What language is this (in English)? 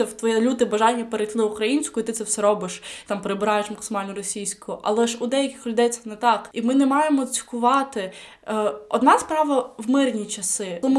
Ukrainian